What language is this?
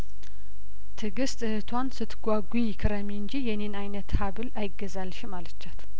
Amharic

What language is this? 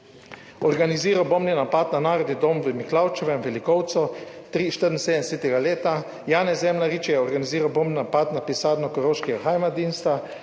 Slovenian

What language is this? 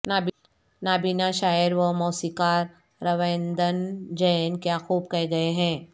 Urdu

